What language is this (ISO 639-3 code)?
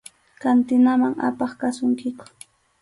qxu